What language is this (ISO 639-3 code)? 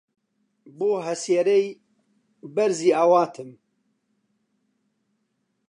ckb